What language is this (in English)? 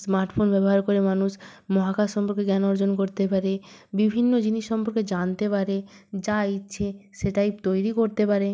Bangla